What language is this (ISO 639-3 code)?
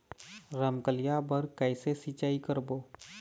hne